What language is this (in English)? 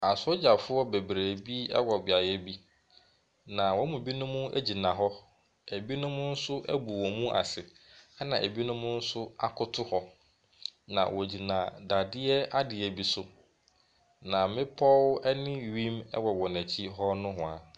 Akan